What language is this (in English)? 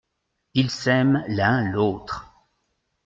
French